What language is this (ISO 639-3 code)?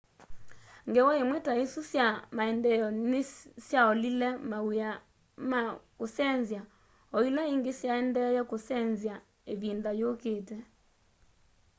kam